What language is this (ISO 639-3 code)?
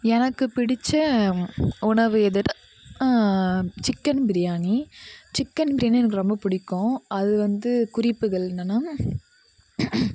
tam